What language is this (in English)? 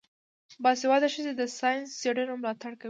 Pashto